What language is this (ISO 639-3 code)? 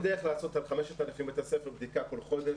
heb